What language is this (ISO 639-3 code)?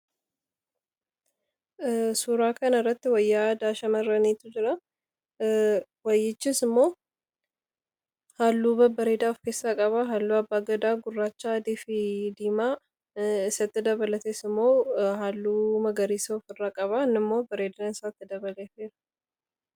orm